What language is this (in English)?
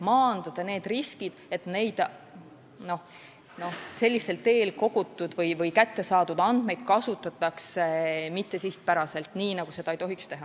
Estonian